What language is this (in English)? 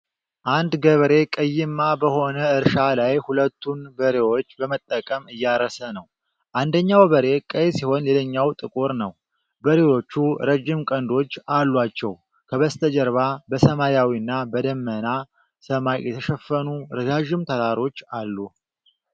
Amharic